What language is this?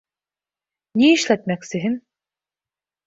Bashkir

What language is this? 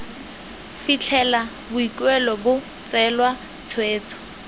Tswana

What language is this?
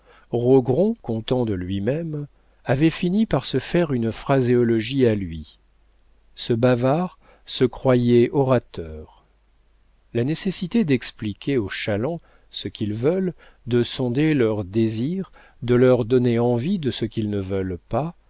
French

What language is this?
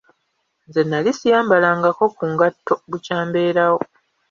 Ganda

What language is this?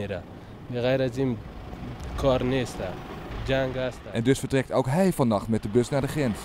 Dutch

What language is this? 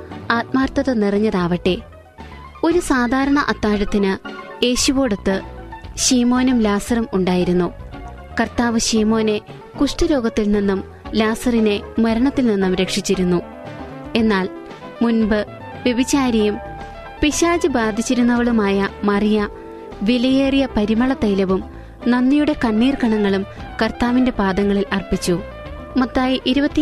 Malayalam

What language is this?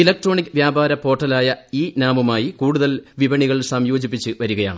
Malayalam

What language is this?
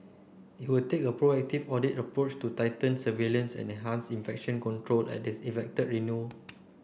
English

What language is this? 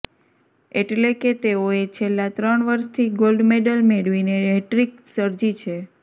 Gujarati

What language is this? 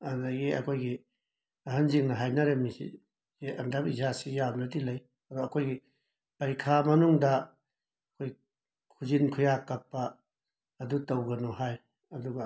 Manipuri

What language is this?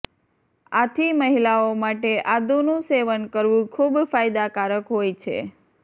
Gujarati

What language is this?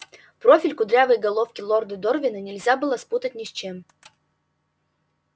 Russian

